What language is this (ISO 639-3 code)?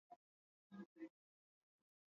swa